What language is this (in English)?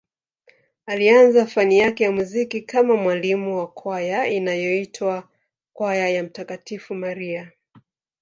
Swahili